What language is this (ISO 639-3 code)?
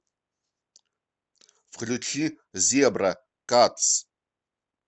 rus